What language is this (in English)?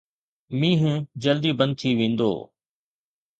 Sindhi